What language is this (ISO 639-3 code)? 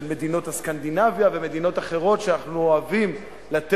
heb